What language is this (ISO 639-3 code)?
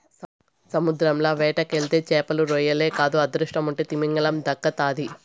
tel